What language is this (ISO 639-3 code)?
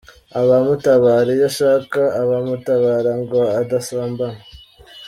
kin